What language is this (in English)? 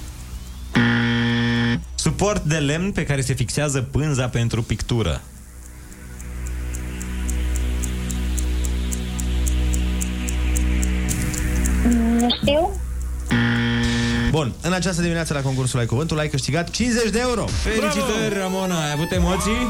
Romanian